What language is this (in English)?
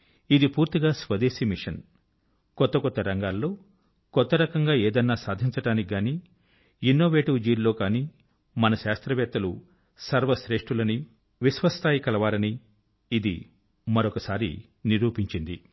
Telugu